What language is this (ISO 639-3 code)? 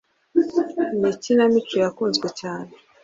kin